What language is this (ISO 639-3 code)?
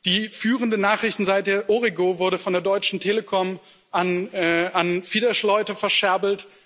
deu